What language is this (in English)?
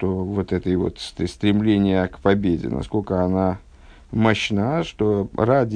Russian